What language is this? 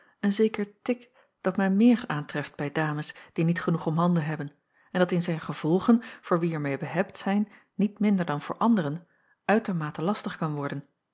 Dutch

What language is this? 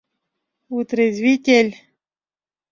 Mari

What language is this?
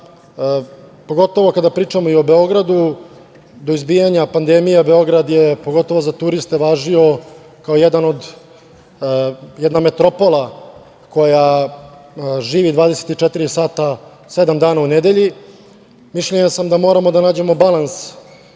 Serbian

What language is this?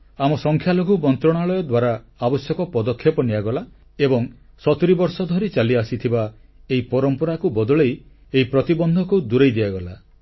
Odia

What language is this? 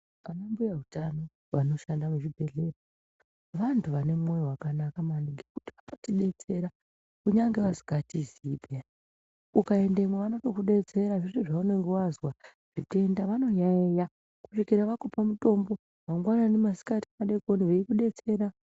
Ndau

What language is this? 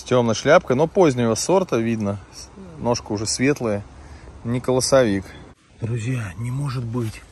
Russian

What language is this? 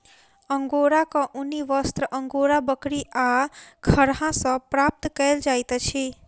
Maithili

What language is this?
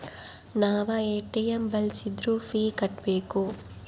Kannada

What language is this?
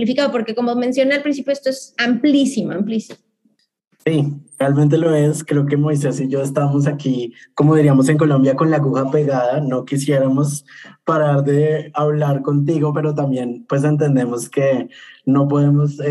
Spanish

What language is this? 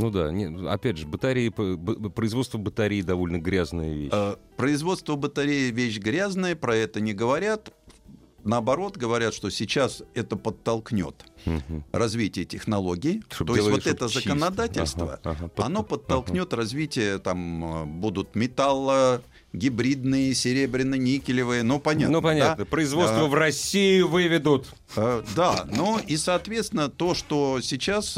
Russian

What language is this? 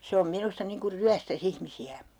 Finnish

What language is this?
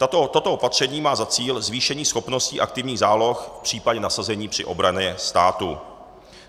Czech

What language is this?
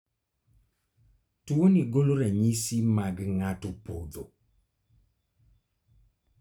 Luo (Kenya and Tanzania)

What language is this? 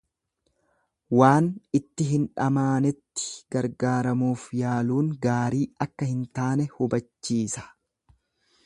Oromo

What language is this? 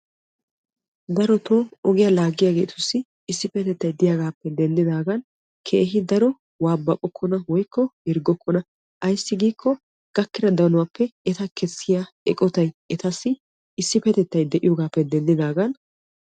Wolaytta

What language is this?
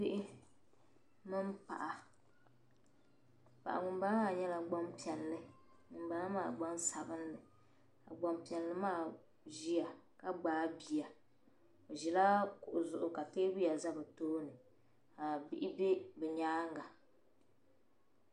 Dagbani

